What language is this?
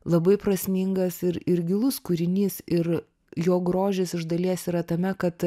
Lithuanian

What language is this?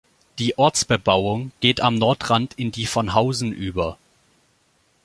German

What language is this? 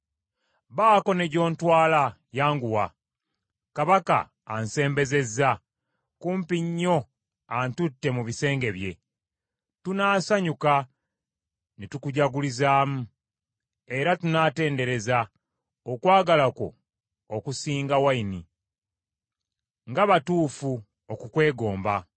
Ganda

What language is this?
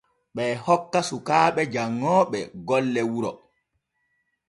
Borgu Fulfulde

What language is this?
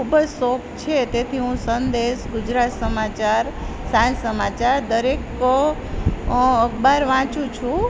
Gujarati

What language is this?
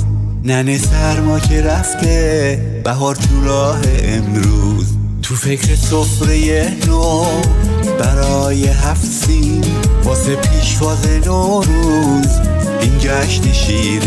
Persian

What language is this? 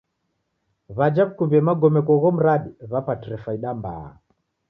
Taita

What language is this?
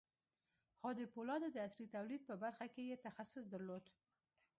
Pashto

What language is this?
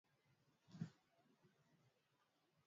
Swahili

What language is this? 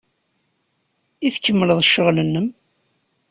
Kabyle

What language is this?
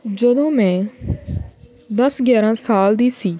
Punjabi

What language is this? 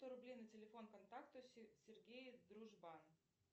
Russian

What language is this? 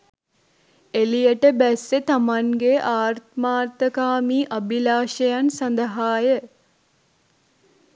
Sinhala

